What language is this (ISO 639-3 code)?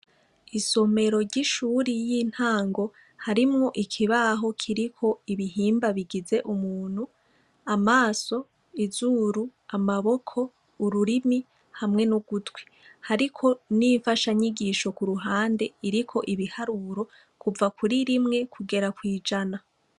run